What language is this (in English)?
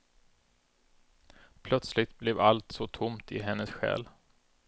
Swedish